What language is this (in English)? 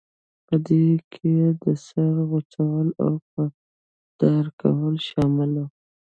Pashto